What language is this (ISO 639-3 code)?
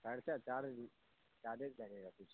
urd